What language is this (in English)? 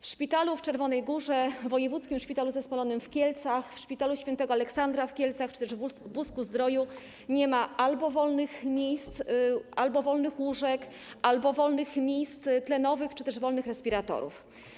Polish